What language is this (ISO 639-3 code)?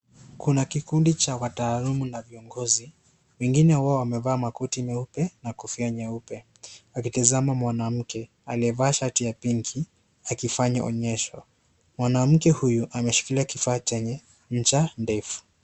swa